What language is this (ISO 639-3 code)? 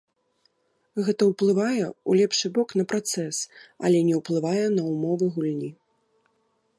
bel